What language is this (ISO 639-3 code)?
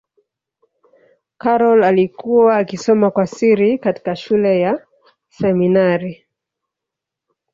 swa